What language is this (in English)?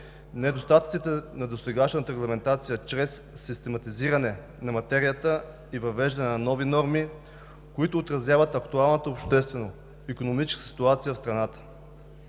Bulgarian